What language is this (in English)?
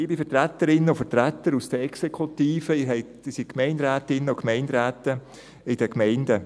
Swiss German